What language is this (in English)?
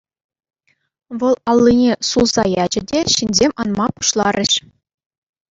Chuvash